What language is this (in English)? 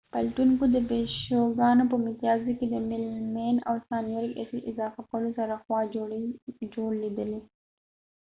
Pashto